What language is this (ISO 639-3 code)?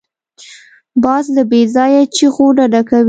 pus